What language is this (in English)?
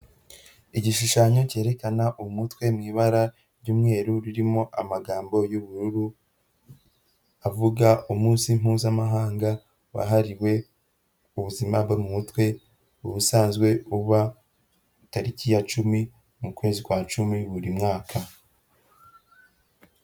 Kinyarwanda